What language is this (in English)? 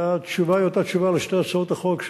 Hebrew